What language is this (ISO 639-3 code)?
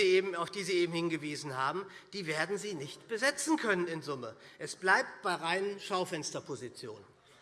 deu